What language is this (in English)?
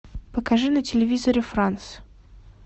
Russian